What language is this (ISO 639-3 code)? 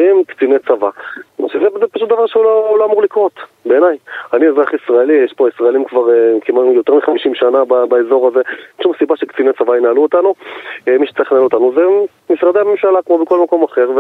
heb